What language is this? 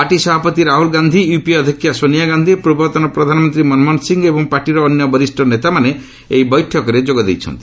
Odia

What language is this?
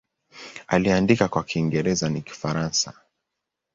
Swahili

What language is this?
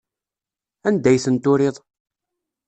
Kabyle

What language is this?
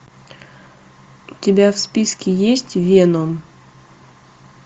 Russian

